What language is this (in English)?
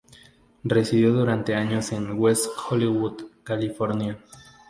Spanish